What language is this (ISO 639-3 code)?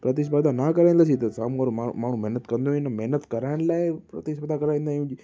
snd